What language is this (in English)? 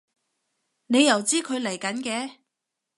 Cantonese